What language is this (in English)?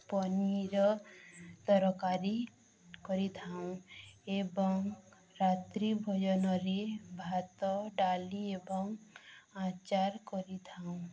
Odia